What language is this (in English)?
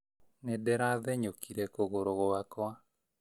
Kikuyu